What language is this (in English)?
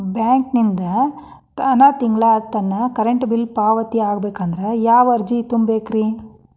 Kannada